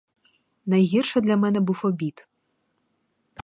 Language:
Ukrainian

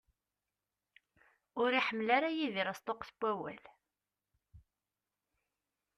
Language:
Kabyle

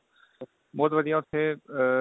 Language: Punjabi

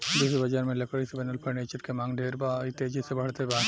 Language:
Bhojpuri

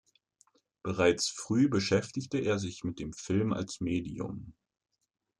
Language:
German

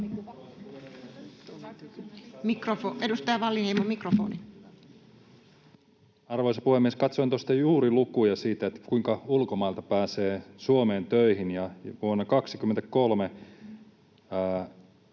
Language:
Finnish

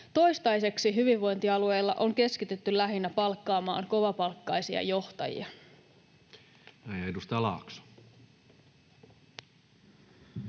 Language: Finnish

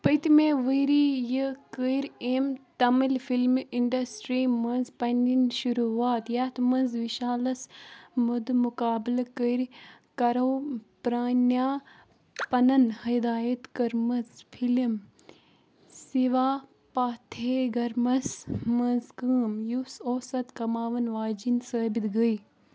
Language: Kashmiri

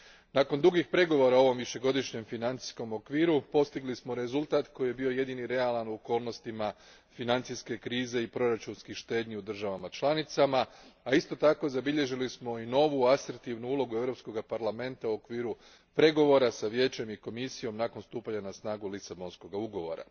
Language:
Croatian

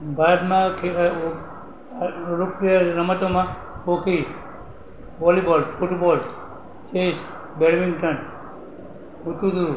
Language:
Gujarati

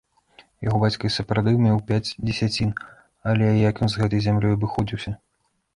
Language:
Belarusian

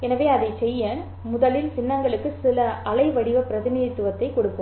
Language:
Tamil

